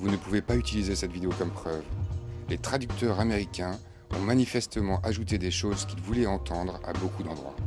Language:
French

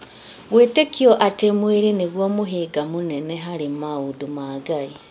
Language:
Kikuyu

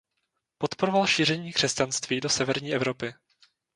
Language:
Czech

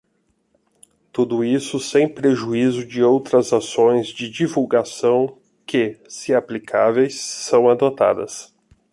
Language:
Portuguese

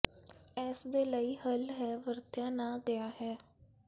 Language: Punjabi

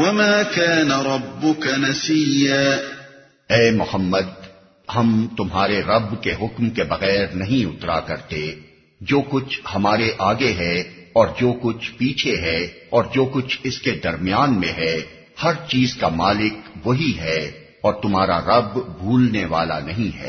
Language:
Urdu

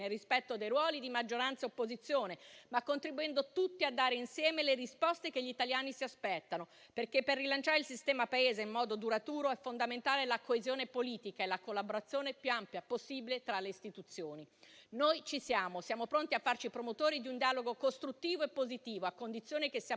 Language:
Italian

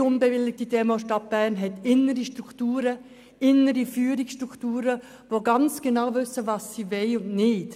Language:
Swiss German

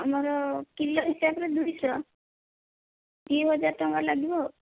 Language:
Odia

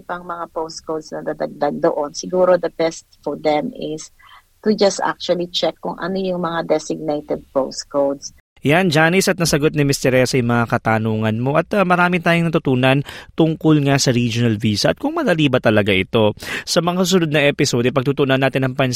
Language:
Filipino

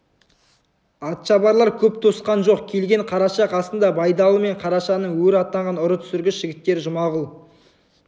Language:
Kazakh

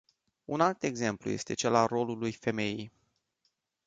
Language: Romanian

